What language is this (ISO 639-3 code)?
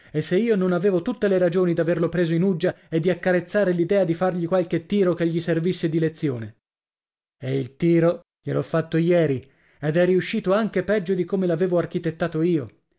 ita